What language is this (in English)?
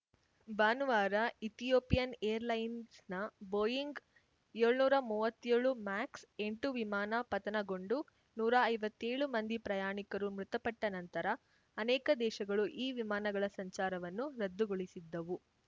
Kannada